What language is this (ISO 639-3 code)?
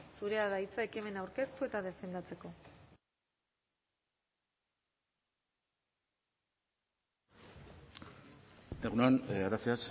eus